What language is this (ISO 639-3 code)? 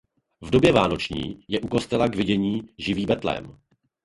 ces